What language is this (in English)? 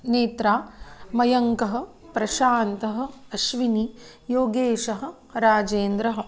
Sanskrit